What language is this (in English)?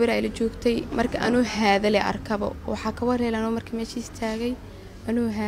Arabic